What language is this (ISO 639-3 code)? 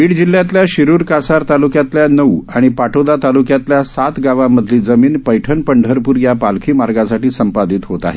mar